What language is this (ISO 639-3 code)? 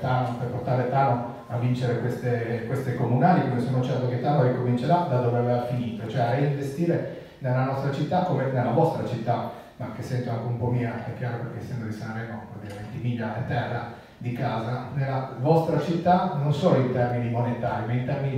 ita